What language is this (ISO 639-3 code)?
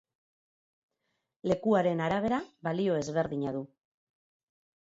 eus